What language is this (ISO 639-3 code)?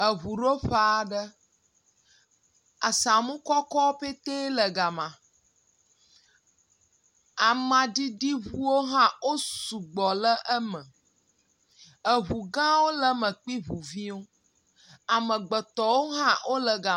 ewe